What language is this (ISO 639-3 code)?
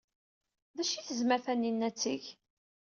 kab